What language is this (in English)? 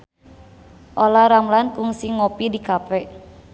Sundanese